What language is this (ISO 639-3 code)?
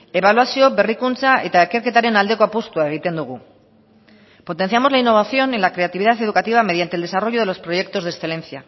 spa